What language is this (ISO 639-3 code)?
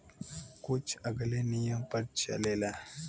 bho